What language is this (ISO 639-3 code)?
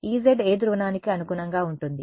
tel